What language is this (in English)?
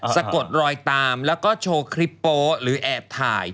Thai